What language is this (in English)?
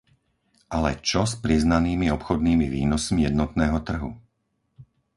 Slovak